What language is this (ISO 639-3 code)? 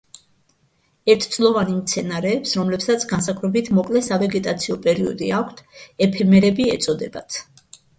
kat